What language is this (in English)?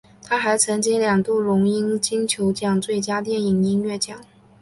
Chinese